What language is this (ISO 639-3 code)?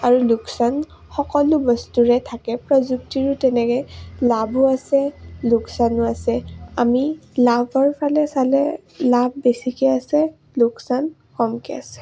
asm